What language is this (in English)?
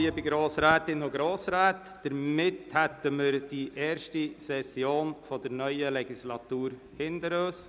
Swiss German